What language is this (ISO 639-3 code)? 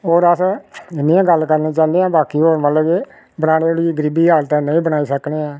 doi